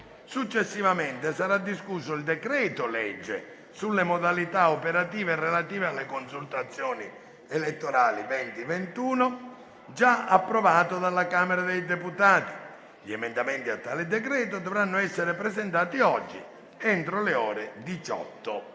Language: Italian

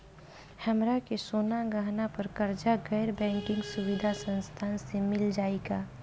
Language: Bhojpuri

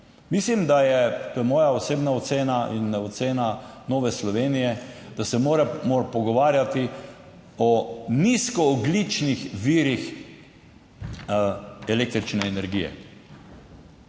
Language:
Slovenian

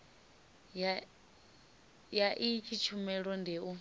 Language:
Venda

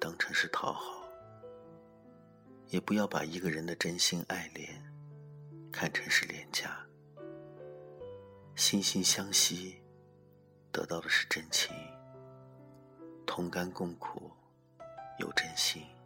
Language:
Chinese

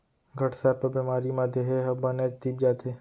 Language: Chhattisgarhi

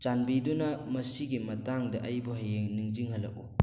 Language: Manipuri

